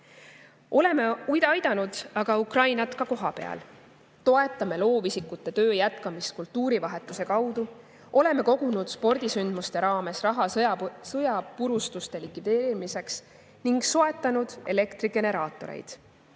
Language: Estonian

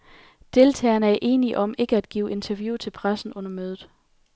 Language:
Danish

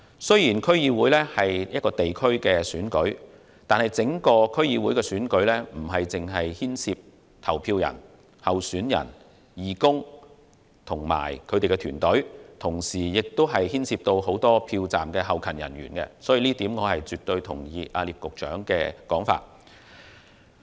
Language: Cantonese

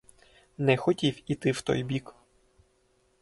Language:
Ukrainian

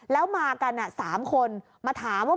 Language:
Thai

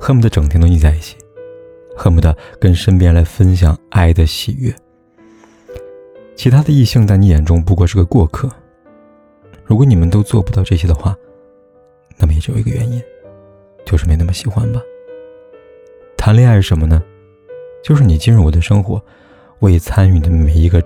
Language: Chinese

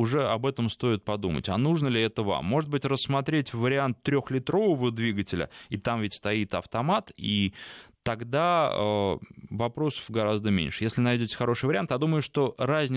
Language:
Russian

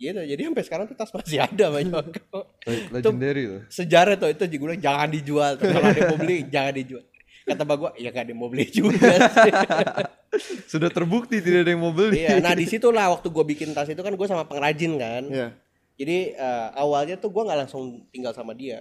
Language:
Indonesian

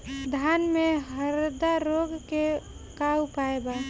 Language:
Bhojpuri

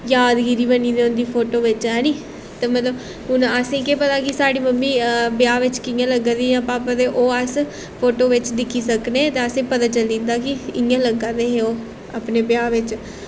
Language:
Dogri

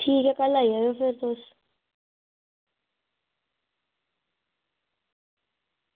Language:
Dogri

